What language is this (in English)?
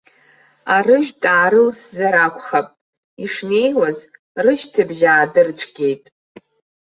Abkhazian